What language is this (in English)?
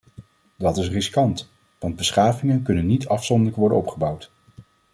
Dutch